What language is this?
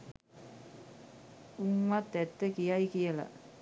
Sinhala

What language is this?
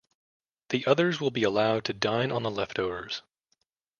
English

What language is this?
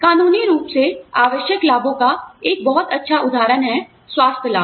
Hindi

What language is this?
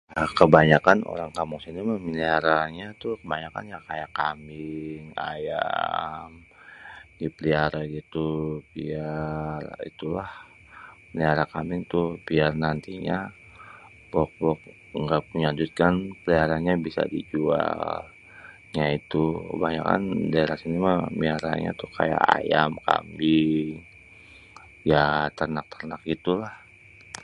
Betawi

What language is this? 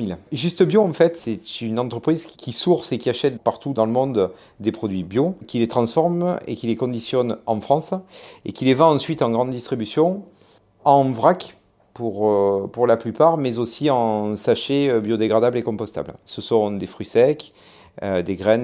French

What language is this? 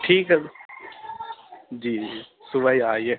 Urdu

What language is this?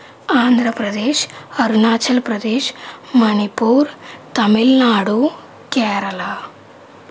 Telugu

